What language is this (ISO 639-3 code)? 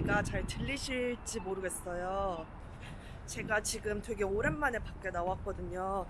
kor